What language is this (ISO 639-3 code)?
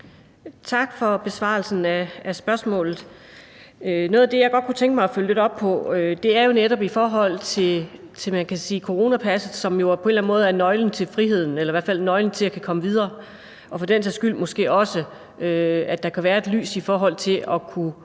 dan